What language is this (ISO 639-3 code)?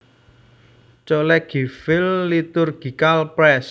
jav